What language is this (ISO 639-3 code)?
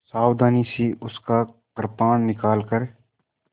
hin